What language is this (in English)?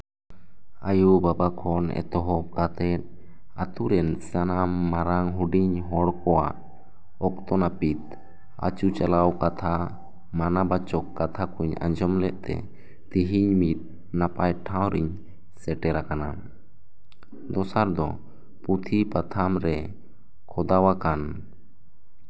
Santali